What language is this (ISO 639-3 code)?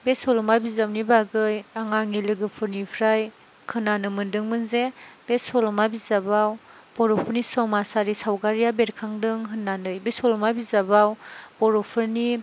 brx